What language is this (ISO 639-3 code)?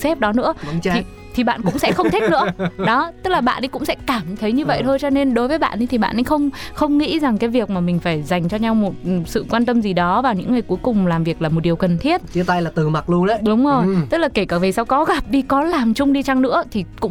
vie